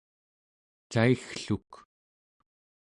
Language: Central Yupik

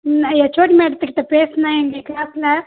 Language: Tamil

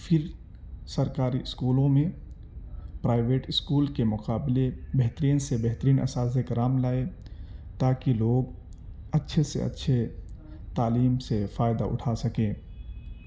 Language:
Urdu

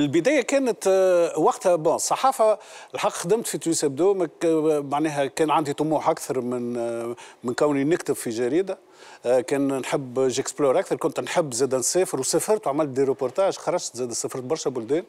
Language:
Arabic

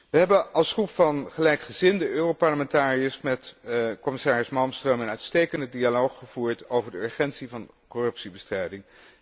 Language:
Dutch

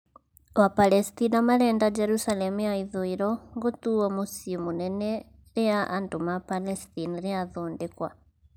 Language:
Kikuyu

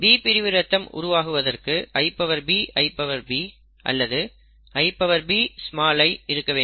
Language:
Tamil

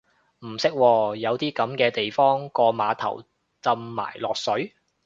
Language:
Cantonese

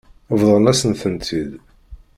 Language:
Kabyle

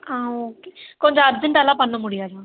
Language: Tamil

